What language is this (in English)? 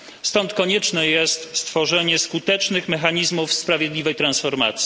Polish